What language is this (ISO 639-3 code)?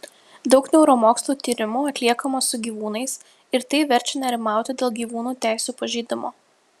lit